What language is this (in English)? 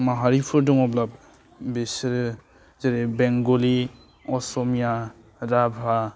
Bodo